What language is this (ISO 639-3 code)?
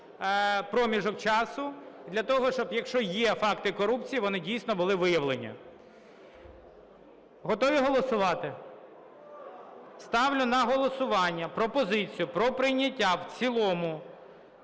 ukr